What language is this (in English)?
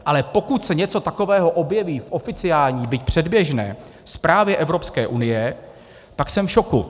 Czech